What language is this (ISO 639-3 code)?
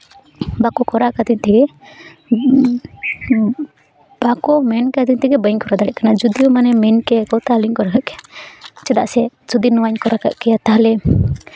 sat